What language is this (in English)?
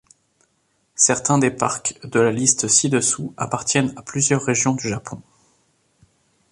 French